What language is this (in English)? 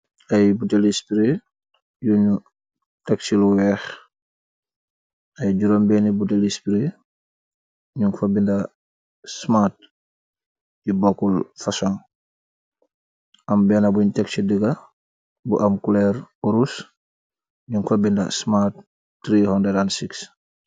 Wolof